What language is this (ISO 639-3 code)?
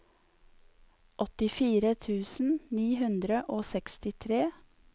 nor